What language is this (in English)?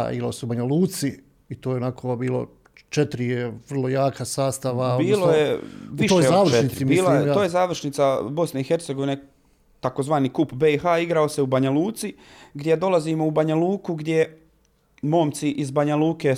Croatian